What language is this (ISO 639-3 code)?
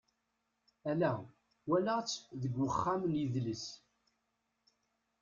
kab